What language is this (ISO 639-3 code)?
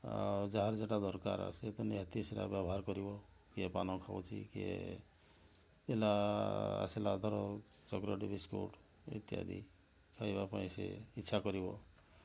ori